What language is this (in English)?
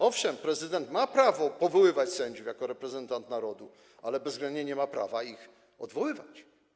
Polish